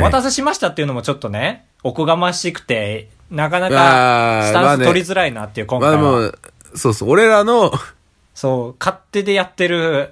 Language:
Japanese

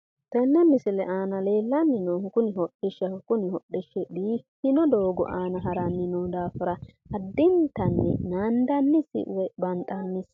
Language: Sidamo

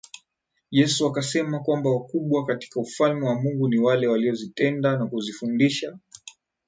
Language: Swahili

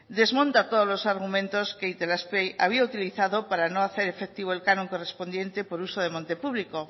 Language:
Spanish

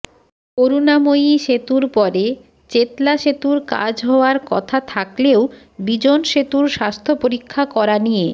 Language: Bangla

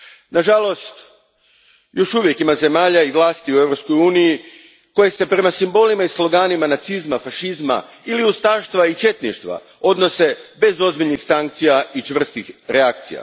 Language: Croatian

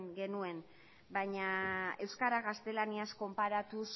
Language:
Basque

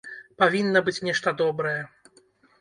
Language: Belarusian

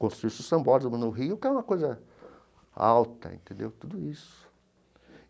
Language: Portuguese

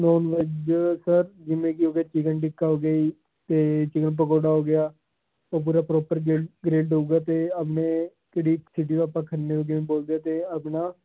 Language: Punjabi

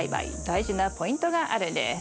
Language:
Japanese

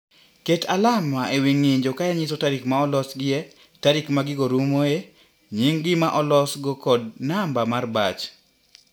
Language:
Luo (Kenya and Tanzania)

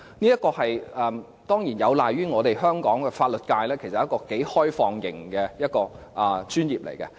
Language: Cantonese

